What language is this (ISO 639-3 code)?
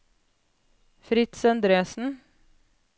nor